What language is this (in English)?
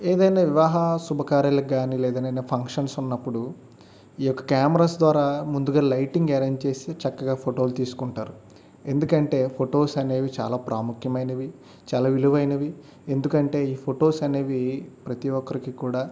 Telugu